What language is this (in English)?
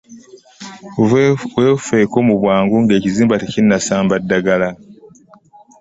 Ganda